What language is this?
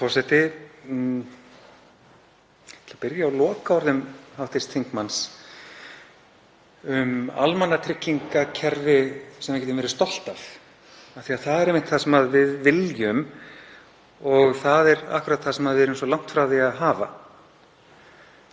Icelandic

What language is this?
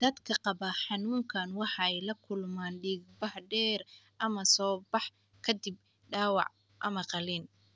Somali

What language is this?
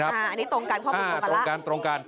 Thai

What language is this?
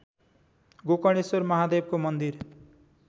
Nepali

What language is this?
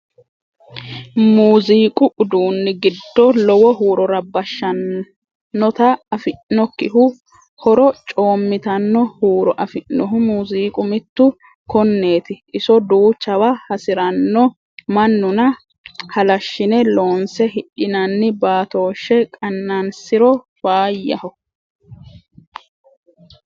Sidamo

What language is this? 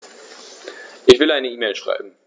German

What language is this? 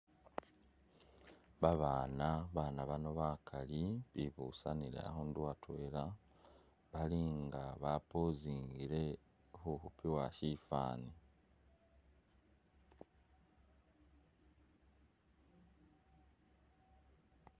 Masaaba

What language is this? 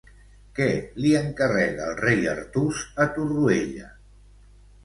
Catalan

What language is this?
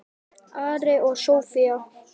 Icelandic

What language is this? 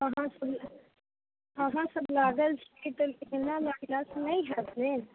Maithili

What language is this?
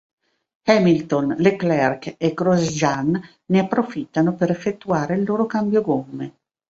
Italian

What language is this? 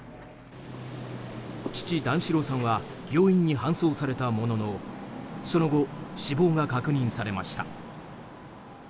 Japanese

